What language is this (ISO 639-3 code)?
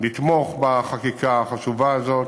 heb